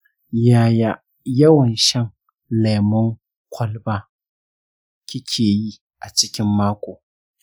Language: Hausa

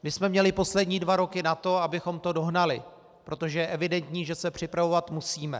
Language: Czech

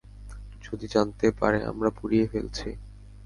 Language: Bangla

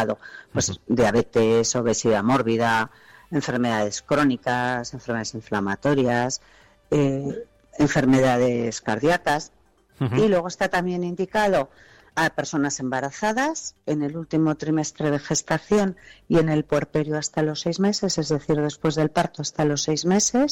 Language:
Spanish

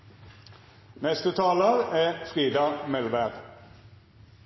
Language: Norwegian Nynorsk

